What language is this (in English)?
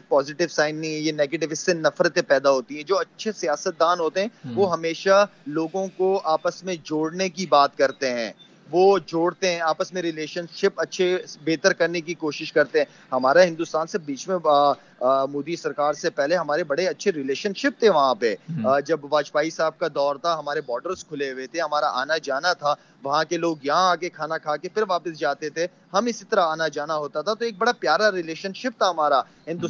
Urdu